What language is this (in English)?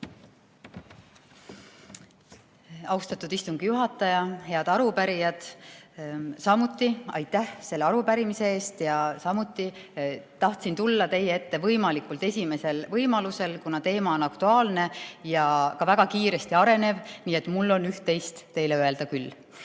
Estonian